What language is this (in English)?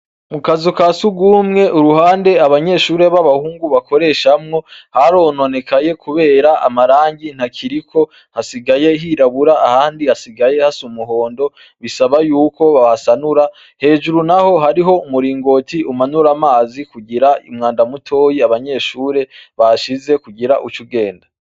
Rundi